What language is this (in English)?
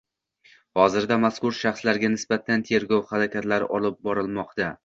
Uzbek